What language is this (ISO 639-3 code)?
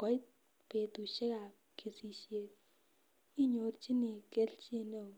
kln